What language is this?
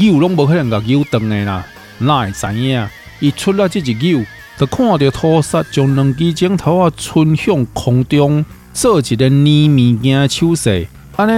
Chinese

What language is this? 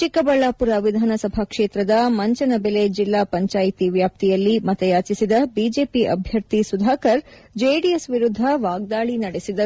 Kannada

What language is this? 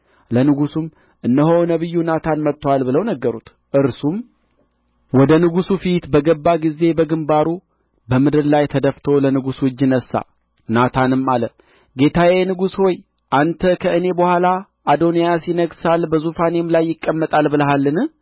Amharic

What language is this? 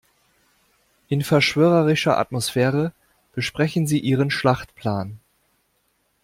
German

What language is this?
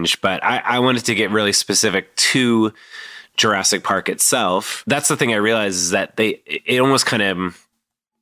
English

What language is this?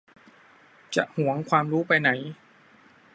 Thai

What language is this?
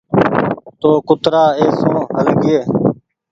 Goaria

